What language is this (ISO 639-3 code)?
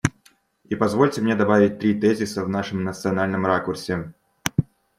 rus